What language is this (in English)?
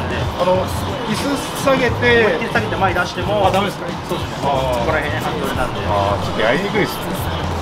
Japanese